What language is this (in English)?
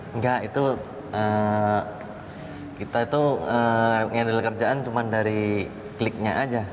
Indonesian